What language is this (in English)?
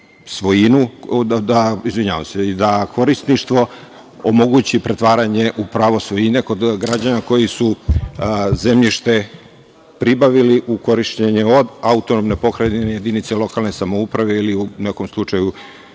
Serbian